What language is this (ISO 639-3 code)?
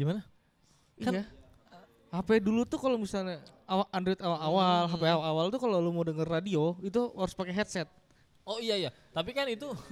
ind